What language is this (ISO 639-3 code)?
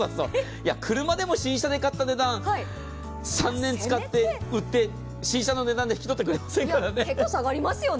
jpn